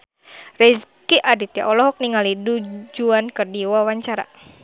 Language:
Sundanese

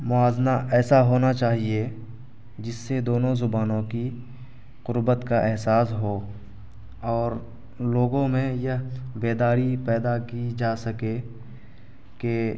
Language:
Urdu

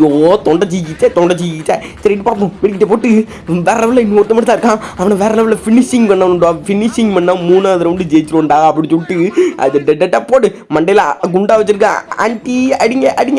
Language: Indonesian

